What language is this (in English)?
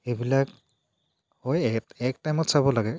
Assamese